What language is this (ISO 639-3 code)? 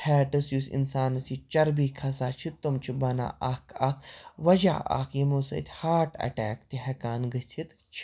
kas